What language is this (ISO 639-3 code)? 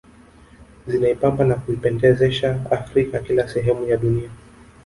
swa